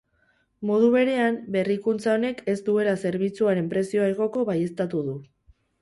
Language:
Basque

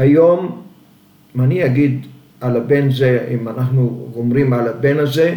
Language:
Hebrew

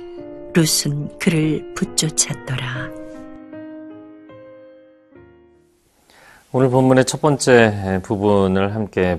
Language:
Korean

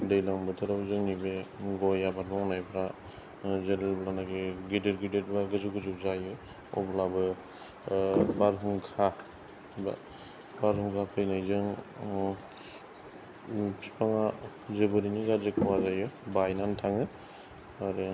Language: Bodo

